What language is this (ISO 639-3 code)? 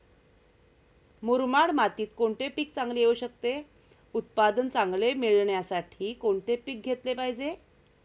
mar